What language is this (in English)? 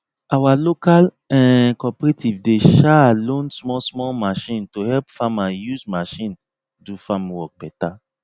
Nigerian Pidgin